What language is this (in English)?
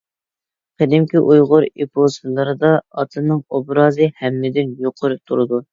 Uyghur